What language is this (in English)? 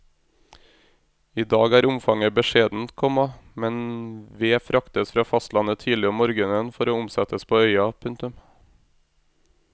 Norwegian